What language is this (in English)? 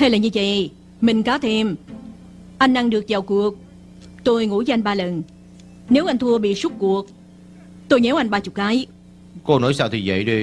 Vietnamese